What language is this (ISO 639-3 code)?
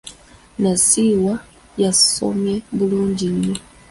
lug